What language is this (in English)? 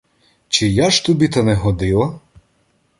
Ukrainian